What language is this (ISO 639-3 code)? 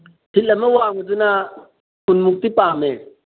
mni